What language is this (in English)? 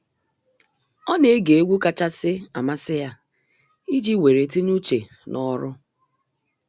Igbo